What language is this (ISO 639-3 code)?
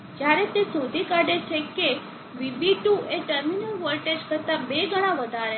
guj